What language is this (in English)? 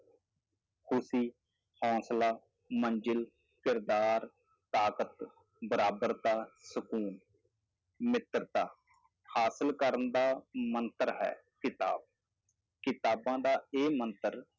Punjabi